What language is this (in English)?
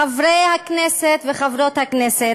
Hebrew